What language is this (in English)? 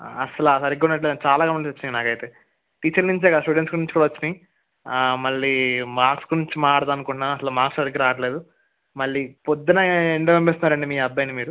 Telugu